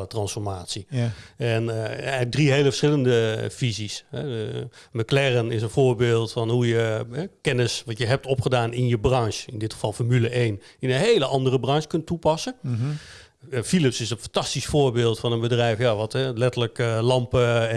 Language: Dutch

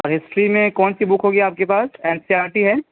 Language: Urdu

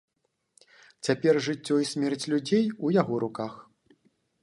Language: Belarusian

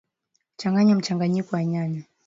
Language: Swahili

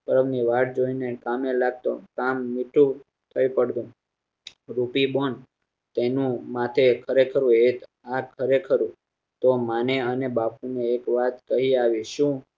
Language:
Gujarati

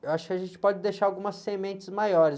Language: Portuguese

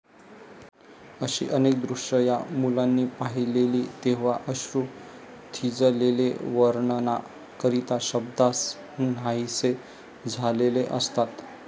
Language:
Marathi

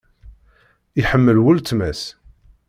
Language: Kabyle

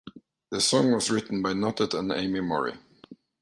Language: English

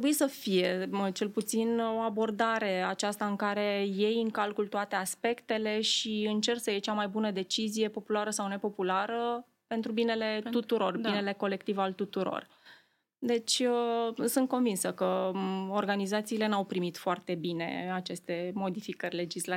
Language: Romanian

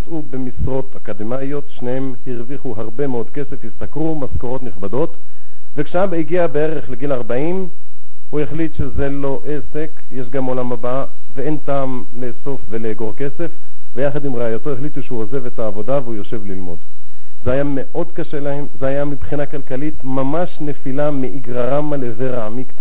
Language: Hebrew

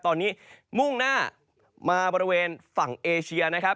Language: Thai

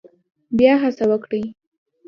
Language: Pashto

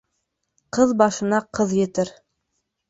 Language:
Bashkir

